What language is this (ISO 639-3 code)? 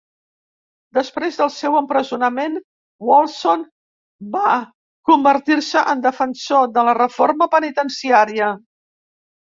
cat